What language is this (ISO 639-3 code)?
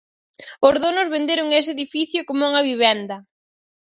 glg